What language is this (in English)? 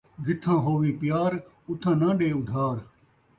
Saraiki